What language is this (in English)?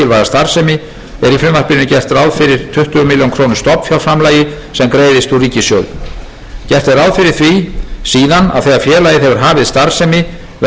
Icelandic